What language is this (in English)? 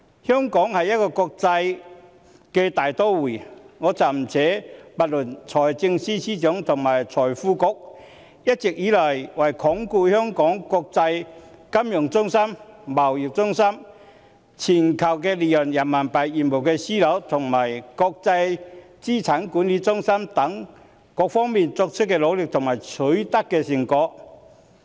Cantonese